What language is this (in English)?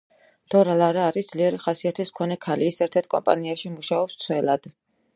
Georgian